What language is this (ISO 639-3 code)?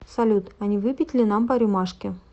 rus